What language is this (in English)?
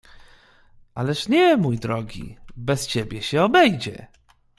Polish